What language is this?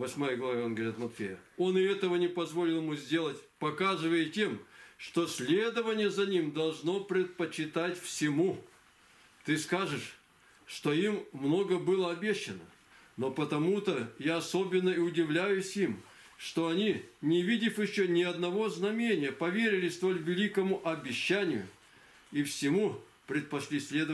Russian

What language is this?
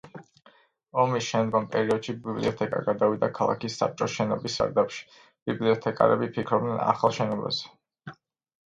Georgian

